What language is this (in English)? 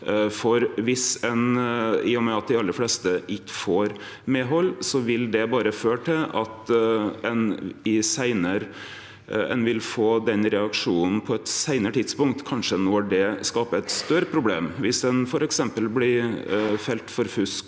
Norwegian